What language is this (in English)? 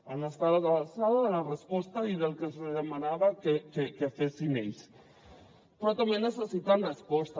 Catalan